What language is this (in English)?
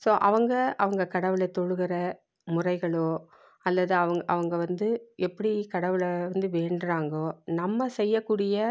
Tamil